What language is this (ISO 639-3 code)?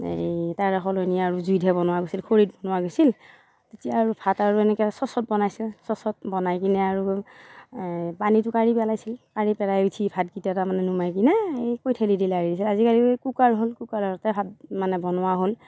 asm